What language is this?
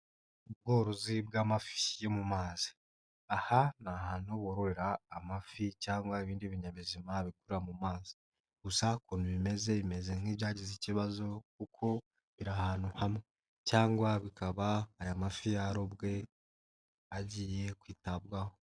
Kinyarwanda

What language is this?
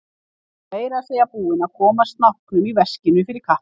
Icelandic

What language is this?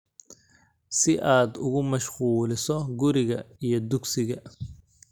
Somali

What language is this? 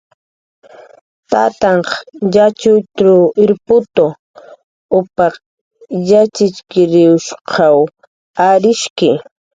Jaqaru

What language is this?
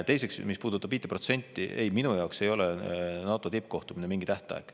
Estonian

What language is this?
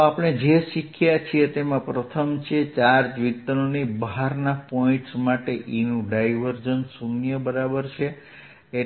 Gujarati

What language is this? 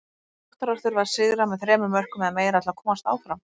Icelandic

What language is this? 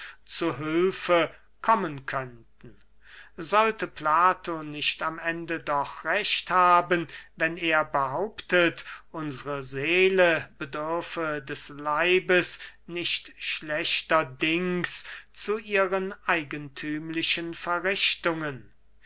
German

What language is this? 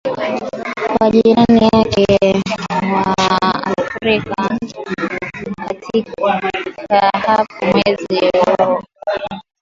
Swahili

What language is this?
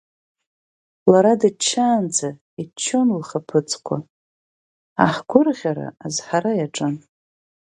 Abkhazian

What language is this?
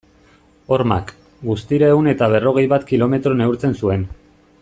Basque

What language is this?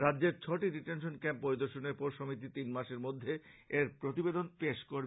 Bangla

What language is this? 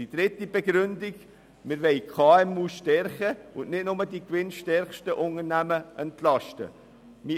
Swiss German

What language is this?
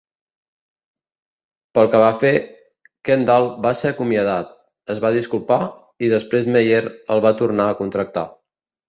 Catalan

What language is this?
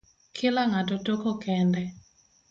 Luo (Kenya and Tanzania)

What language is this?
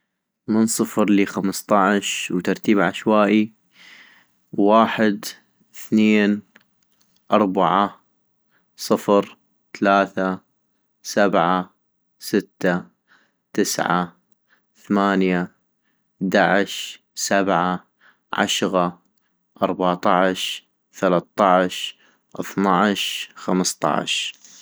North Mesopotamian Arabic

